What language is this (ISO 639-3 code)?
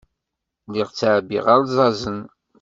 kab